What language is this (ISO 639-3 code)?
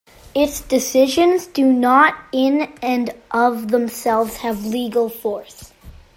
eng